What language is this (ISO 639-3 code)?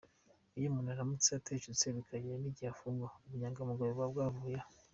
kin